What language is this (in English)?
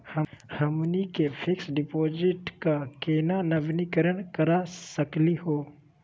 Magahi